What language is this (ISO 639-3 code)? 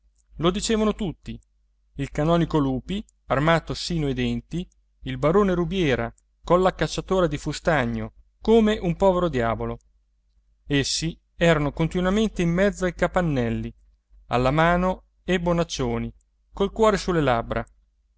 ita